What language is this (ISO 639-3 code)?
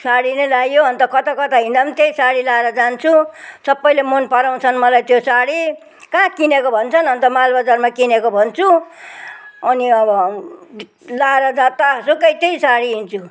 nep